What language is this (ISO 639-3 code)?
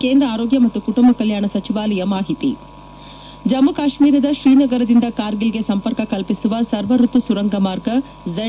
kan